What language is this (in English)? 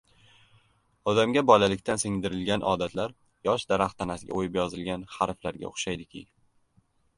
Uzbek